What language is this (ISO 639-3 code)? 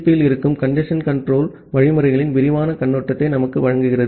tam